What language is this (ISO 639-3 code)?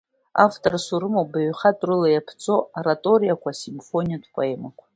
abk